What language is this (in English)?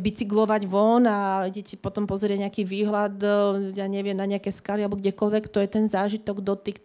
Slovak